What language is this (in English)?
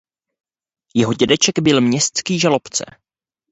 Czech